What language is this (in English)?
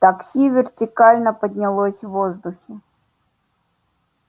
Russian